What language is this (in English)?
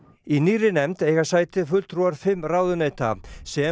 Icelandic